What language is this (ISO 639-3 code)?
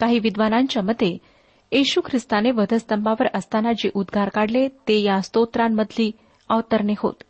mar